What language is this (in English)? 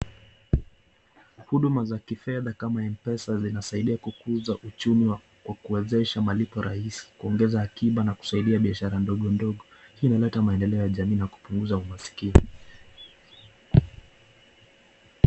Swahili